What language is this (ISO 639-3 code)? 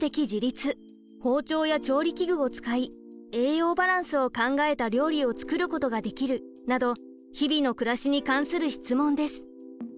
jpn